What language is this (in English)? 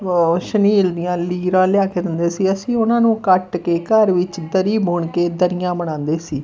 Punjabi